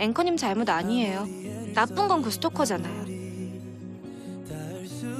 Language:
Korean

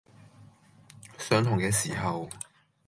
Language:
Cantonese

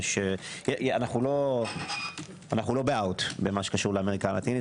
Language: Hebrew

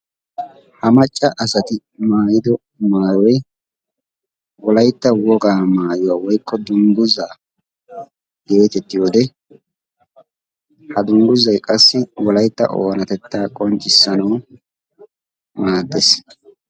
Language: Wolaytta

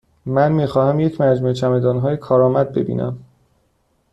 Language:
Persian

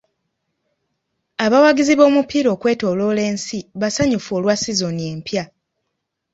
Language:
Ganda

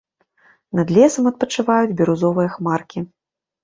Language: Belarusian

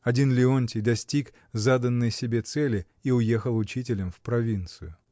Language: Russian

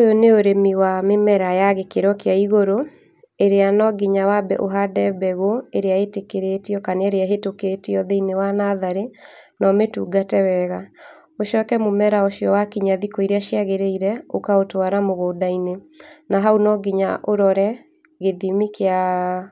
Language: Kikuyu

